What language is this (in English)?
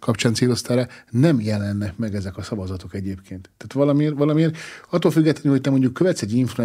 Hungarian